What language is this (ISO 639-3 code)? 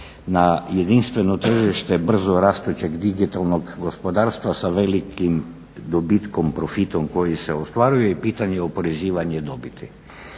hrv